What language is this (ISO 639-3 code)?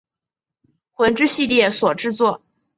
zho